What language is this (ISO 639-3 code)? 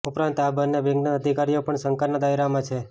guj